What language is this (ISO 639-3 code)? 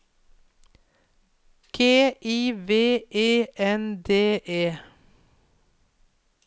nor